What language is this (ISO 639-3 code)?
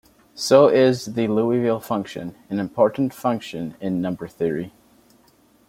eng